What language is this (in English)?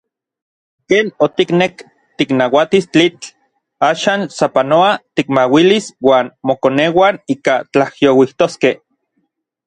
Orizaba Nahuatl